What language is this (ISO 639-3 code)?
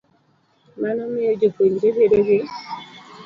luo